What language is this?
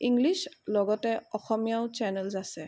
Assamese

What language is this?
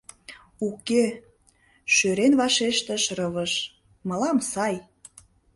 Mari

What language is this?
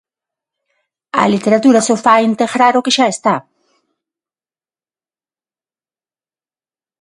Galician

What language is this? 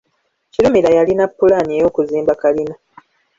Ganda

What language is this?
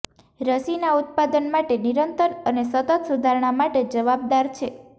Gujarati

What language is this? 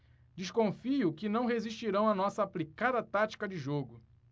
Portuguese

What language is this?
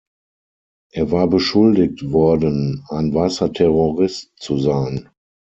German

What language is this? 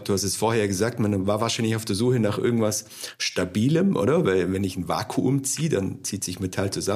German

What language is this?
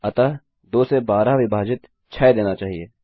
Hindi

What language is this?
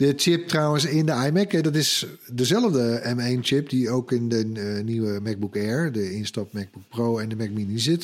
Dutch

